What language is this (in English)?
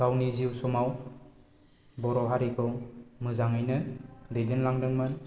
Bodo